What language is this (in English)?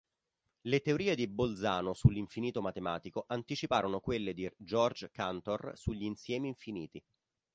Italian